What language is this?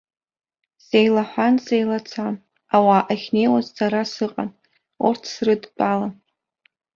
Abkhazian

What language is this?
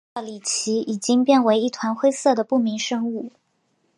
Chinese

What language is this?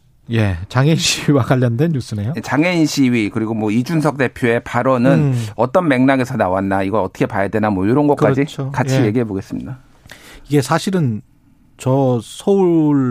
Korean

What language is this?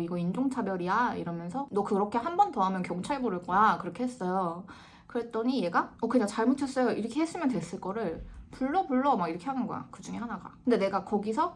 Korean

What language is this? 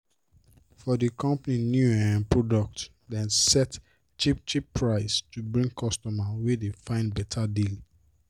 Nigerian Pidgin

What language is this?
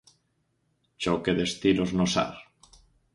Galician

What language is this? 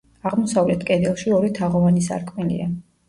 Georgian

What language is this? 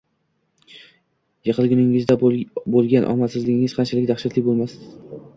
Uzbek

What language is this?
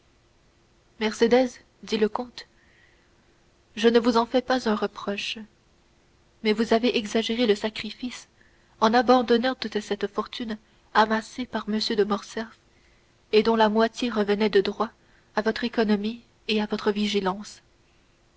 French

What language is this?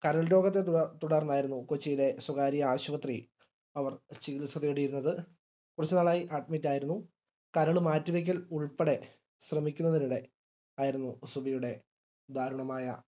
Malayalam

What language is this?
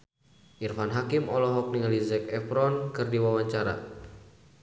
Sundanese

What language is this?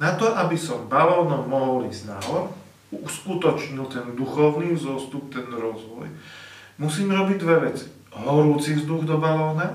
Slovak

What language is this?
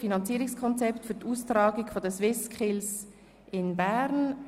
Swiss German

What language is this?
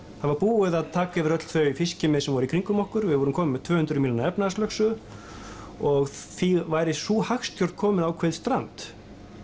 Icelandic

